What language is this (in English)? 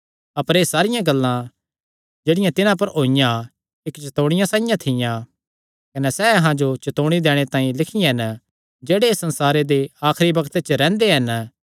Kangri